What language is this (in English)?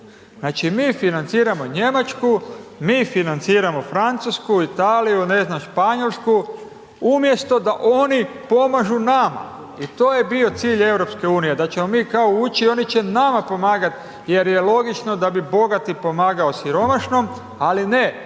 Croatian